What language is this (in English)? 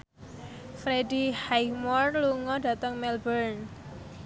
Javanese